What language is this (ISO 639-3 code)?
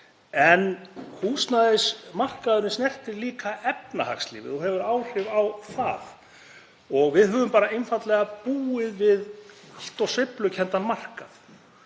isl